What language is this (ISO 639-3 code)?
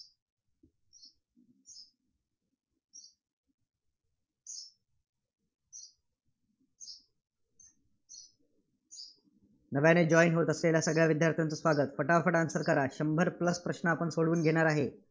mar